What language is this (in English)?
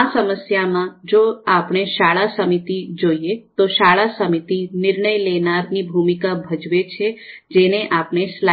Gujarati